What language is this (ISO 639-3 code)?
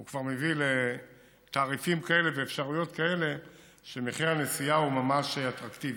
heb